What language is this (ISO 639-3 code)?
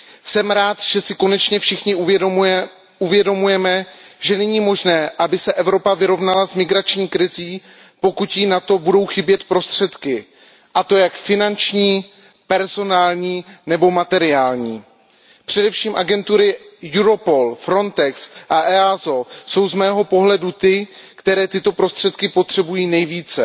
ces